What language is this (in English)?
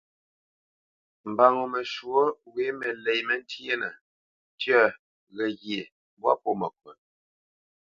Bamenyam